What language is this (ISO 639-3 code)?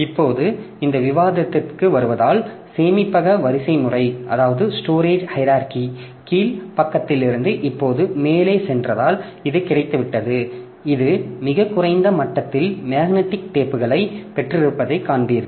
tam